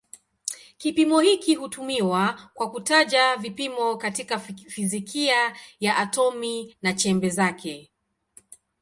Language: Swahili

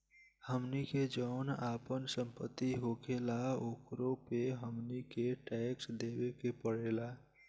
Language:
Bhojpuri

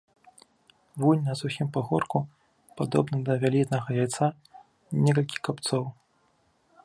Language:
Belarusian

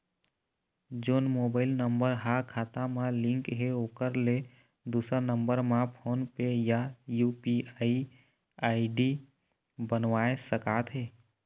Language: Chhattisgarhi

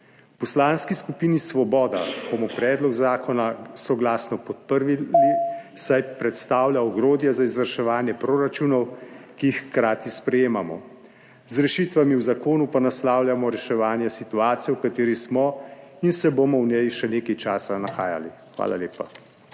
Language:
Slovenian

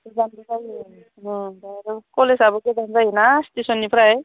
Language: Bodo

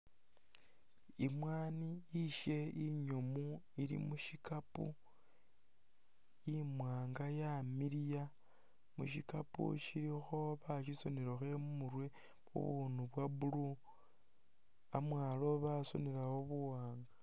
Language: Masaaba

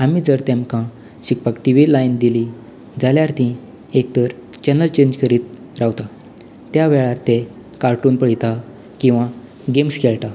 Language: Konkani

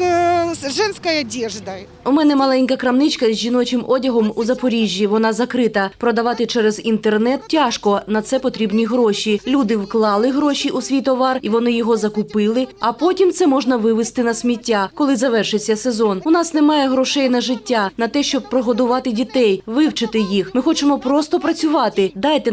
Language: Ukrainian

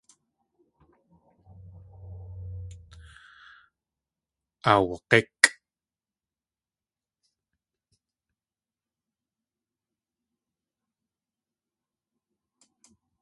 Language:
Tlingit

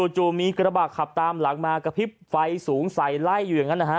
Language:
Thai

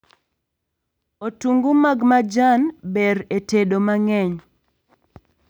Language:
Luo (Kenya and Tanzania)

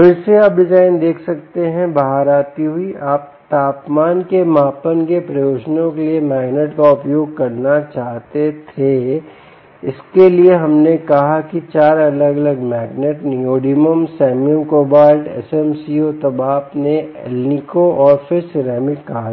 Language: Hindi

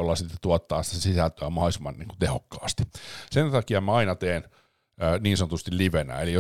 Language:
Finnish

